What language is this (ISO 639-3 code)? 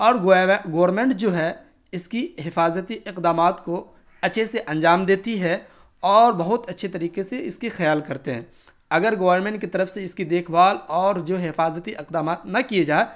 urd